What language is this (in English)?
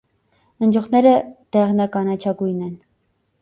Armenian